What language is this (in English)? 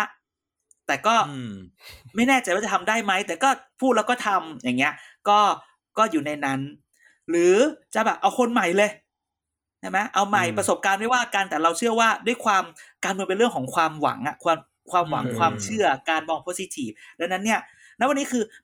Thai